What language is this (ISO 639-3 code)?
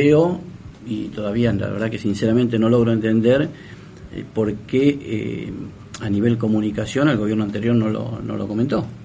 spa